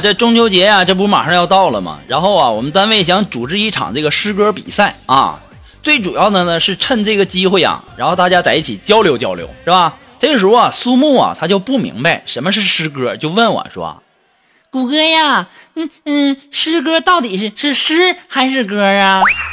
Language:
Chinese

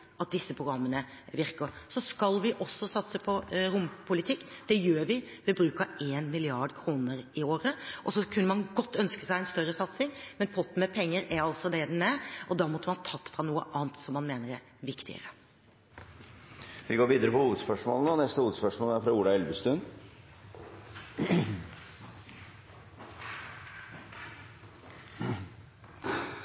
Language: Norwegian Bokmål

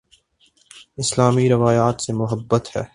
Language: Urdu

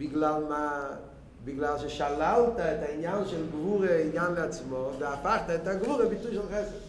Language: Hebrew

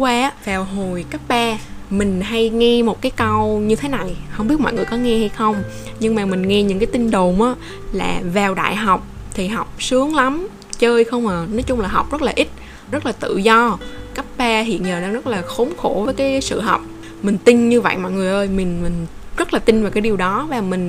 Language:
Vietnamese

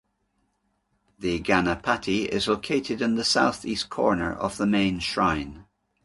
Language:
English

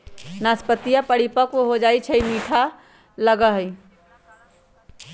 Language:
Magahi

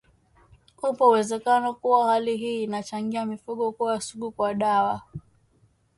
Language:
Swahili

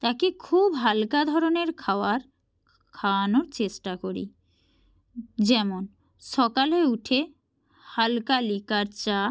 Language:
Bangla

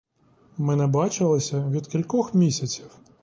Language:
Ukrainian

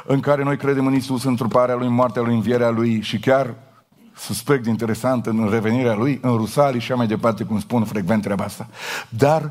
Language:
Romanian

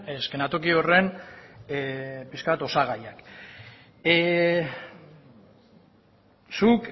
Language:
Basque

